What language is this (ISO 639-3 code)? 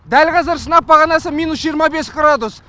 kaz